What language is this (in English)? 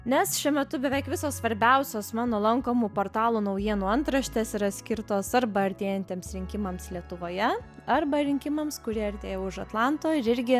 Lithuanian